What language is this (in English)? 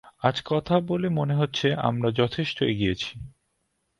Bangla